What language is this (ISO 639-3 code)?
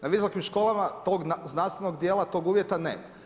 hrv